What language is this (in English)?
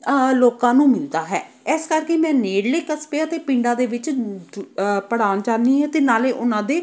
Punjabi